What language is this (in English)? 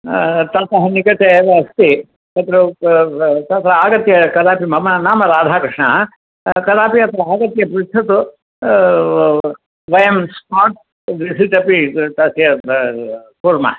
Sanskrit